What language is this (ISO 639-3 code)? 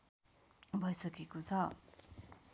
nep